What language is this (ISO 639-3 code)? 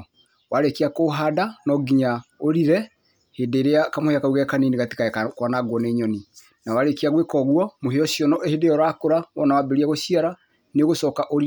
kik